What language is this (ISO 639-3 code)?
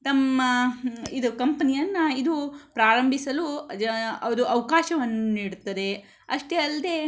kan